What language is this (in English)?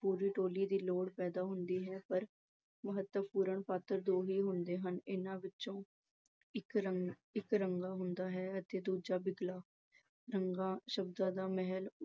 Punjabi